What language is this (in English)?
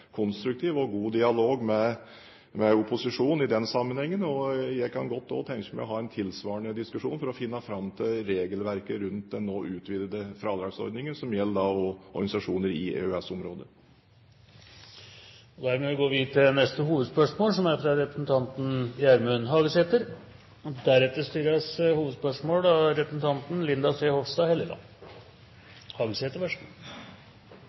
Norwegian